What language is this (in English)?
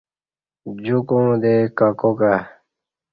Kati